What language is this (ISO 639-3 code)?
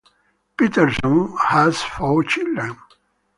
eng